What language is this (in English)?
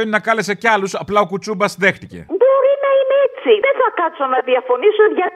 Greek